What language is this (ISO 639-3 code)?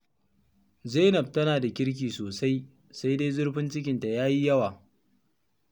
hau